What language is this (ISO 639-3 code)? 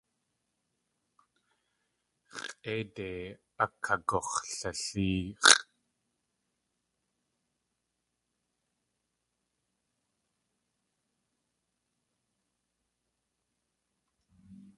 tli